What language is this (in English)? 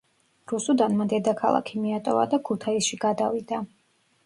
Georgian